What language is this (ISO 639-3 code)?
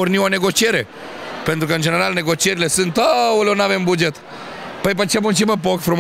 ron